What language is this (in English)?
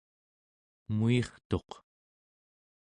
Central Yupik